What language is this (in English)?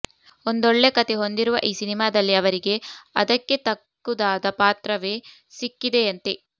Kannada